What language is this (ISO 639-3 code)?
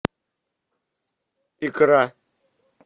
rus